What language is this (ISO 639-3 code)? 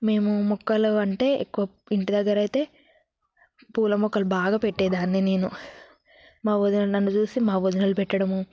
tel